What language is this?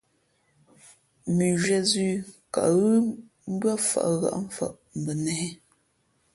Fe'fe'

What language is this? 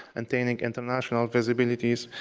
English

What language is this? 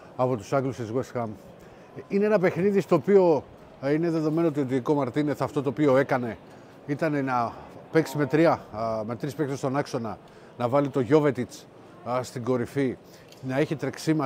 Greek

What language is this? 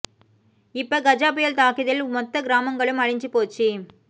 Tamil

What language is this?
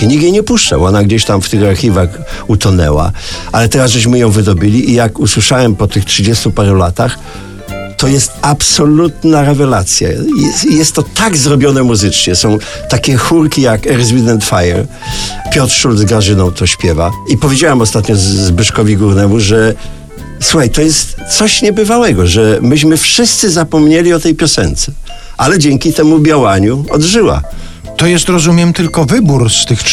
Polish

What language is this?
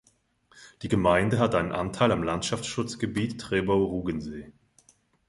German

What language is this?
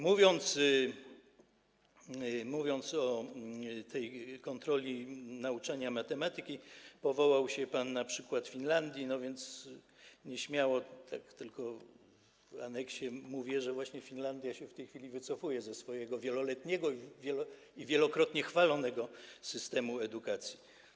Polish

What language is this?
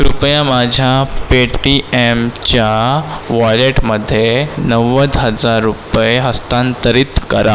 Marathi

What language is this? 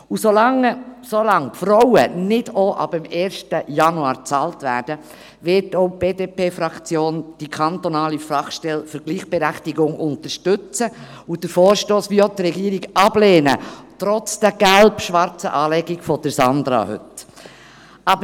Swiss German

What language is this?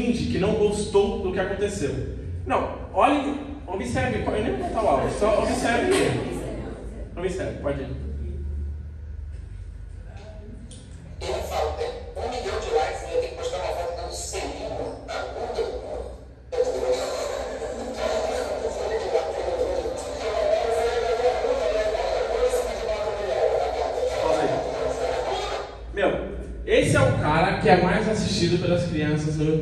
Portuguese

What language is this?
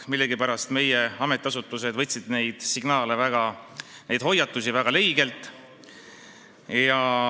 Estonian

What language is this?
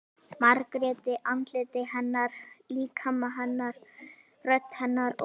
Icelandic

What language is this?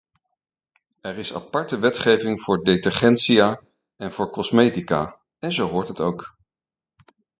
Dutch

